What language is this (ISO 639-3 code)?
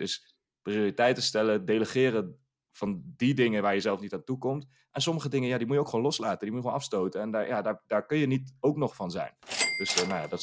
nld